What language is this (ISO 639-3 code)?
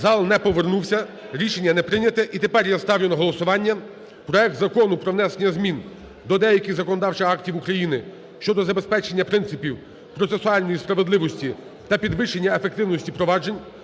ukr